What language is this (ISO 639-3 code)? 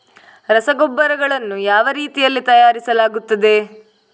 kan